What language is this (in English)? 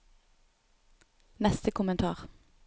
Norwegian